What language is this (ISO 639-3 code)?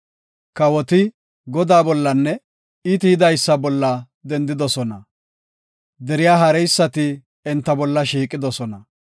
gof